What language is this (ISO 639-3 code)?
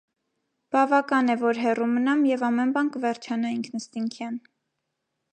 hye